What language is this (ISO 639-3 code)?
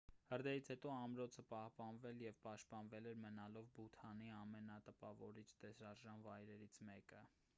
hye